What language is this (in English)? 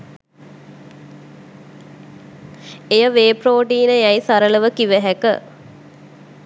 Sinhala